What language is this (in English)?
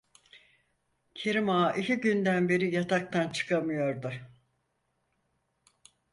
Turkish